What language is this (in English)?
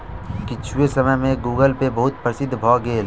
Maithili